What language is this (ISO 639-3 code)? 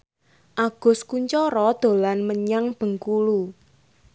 jav